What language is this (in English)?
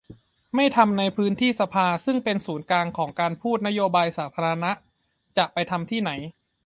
Thai